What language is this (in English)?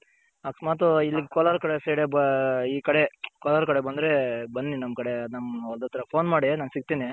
Kannada